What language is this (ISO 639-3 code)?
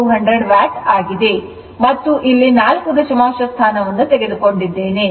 kan